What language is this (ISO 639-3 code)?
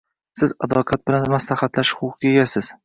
uzb